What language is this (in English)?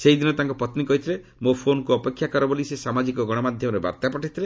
Odia